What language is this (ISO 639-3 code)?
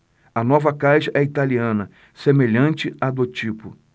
por